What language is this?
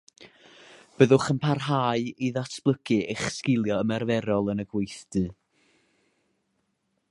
Welsh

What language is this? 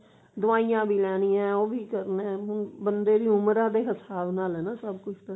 Punjabi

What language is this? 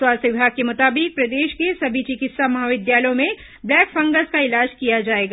Hindi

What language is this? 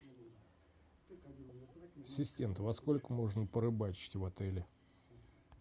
Russian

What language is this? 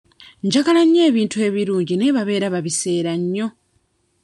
Ganda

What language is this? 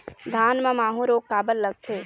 Chhattisgarhi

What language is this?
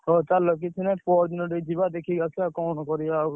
Odia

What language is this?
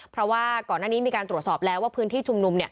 Thai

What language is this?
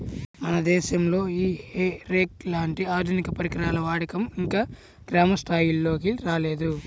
Telugu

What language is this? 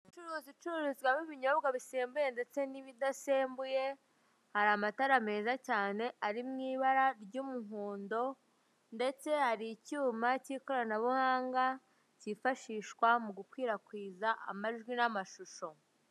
Kinyarwanda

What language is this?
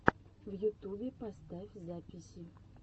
Russian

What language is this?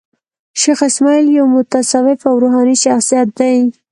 Pashto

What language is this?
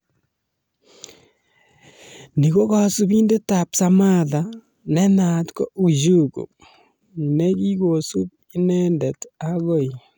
Kalenjin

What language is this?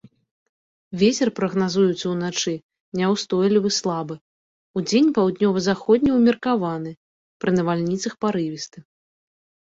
Belarusian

